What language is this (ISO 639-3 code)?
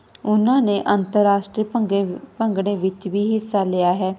pan